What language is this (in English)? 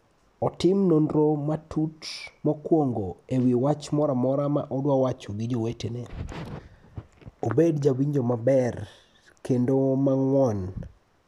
Luo (Kenya and Tanzania)